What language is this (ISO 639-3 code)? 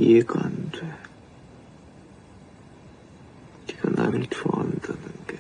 kor